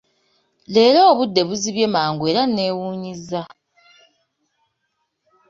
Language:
Ganda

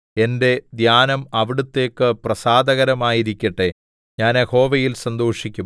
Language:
Malayalam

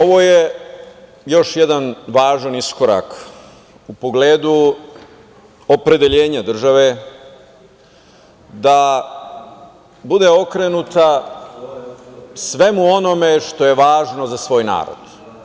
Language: Serbian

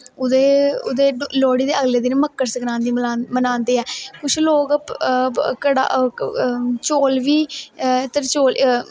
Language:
Dogri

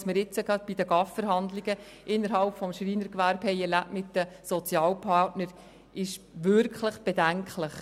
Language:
Swiss German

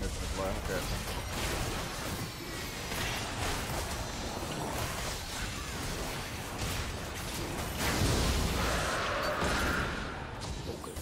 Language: Finnish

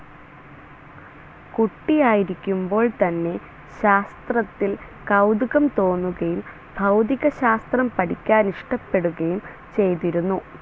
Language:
Malayalam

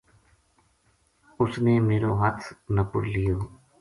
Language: Gujari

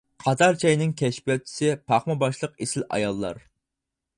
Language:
Uyghur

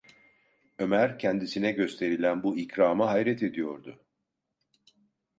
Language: Turkish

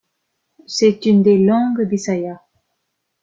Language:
French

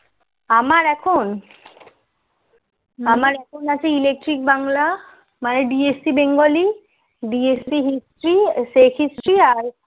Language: Bangla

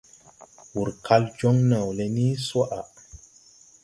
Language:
Tupuri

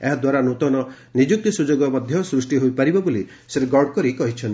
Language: Odia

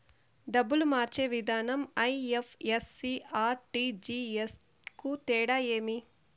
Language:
Telugu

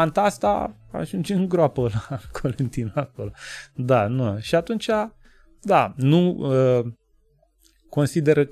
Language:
Romanian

